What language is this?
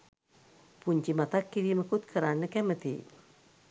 Sinhala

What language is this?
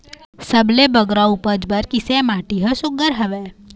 Chhattisgarhi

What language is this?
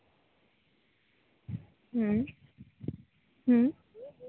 Santali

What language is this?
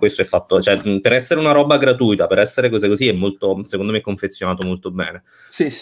Italian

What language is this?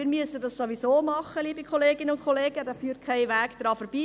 Swiss German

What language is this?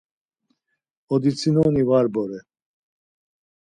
Laz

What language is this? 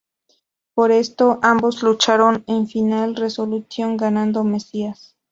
Spanish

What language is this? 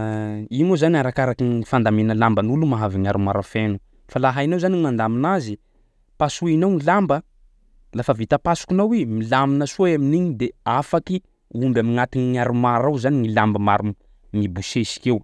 Sakalava Malagasy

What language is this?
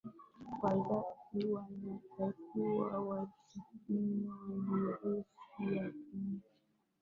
Swahili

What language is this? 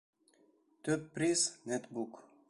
Bashkir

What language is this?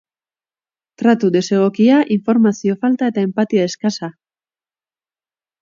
Basque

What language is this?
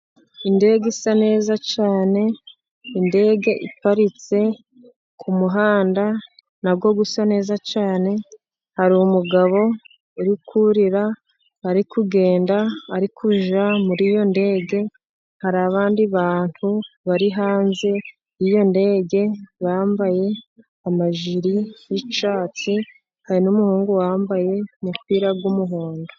Kinyarwanda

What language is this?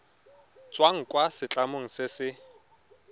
Tswana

